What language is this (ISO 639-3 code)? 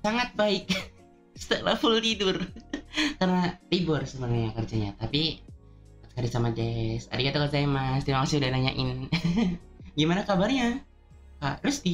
ind